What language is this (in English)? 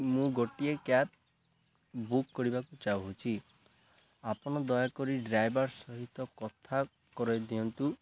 Odia